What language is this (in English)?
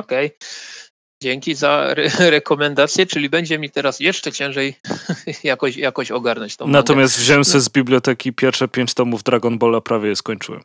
Polish